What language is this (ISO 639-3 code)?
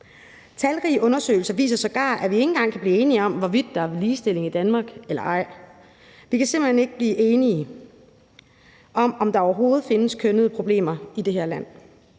dan